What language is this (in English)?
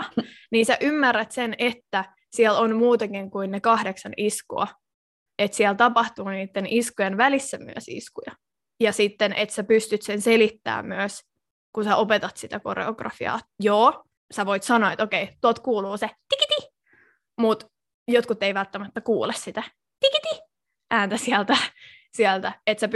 Finnish